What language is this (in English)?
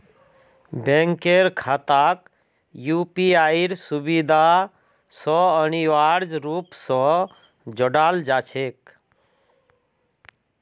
Magahi